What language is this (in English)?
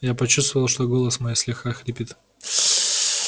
Russian